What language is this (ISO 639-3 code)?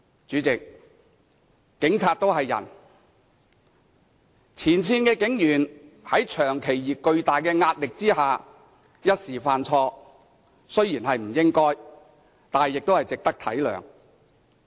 yue